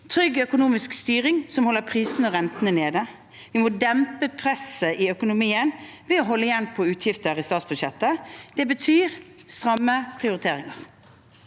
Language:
Norwegian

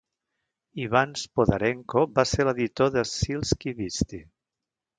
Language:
Catalan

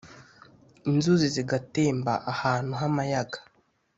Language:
Kinyarwanda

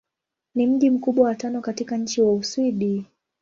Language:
Swahili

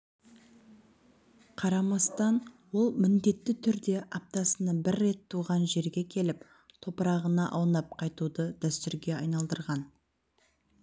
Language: Kazakh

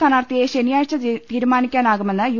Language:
Malayalam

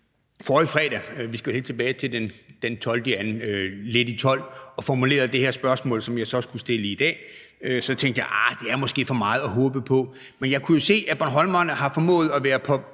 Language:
Danish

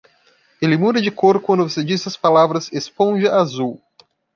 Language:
Portuguese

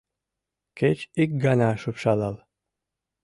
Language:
Mari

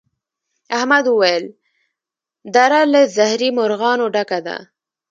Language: Pashto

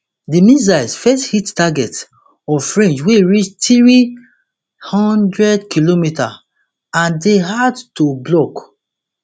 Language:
Nigerian Pidgin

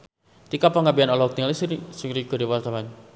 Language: Sundanese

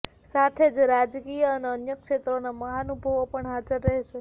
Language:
Gujarati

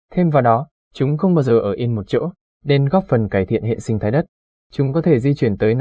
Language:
Vietnamese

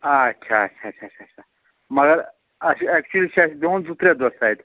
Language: Kashmiri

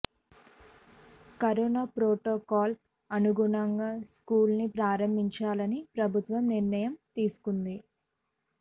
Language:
Telugu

